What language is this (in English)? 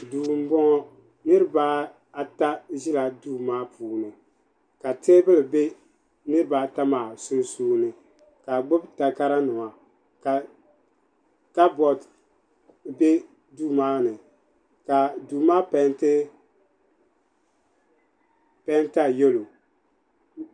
Dagbani